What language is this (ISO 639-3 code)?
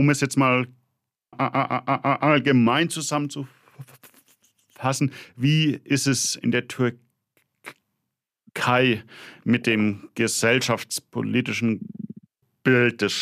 deu